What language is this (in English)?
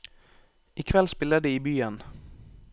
Norwegian